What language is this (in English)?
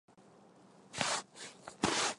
Chinese